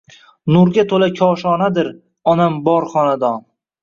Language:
Uzbek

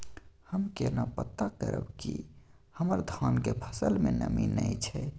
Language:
Maithili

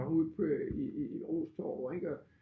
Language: Danish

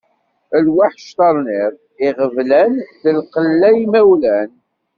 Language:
Kabyle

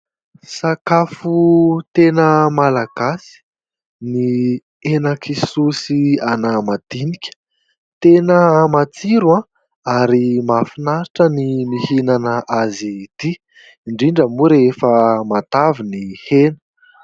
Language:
Malagasy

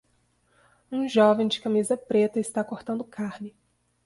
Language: Portuguese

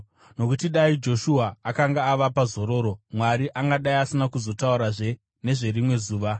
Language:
Shona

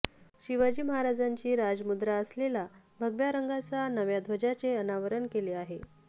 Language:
Marathi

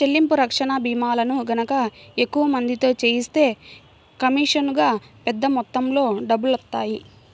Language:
Telugu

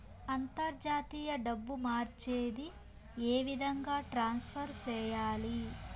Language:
Telugu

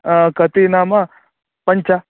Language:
Sanskrit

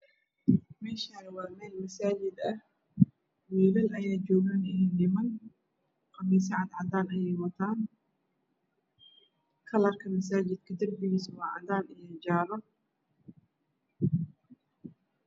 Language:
Somali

